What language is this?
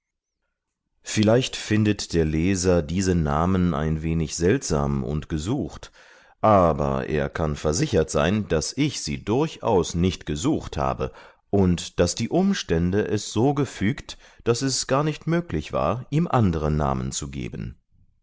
German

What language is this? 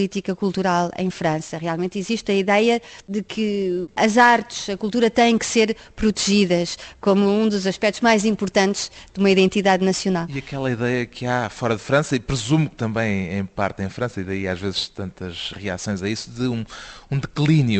Portuguese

